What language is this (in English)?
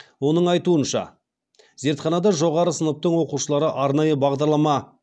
Kazakh